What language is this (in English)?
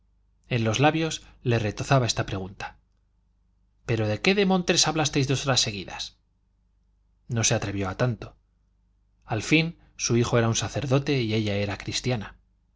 Spanish